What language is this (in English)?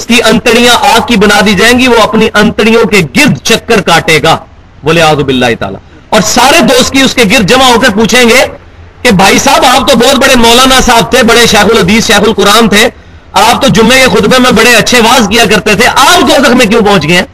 Urdu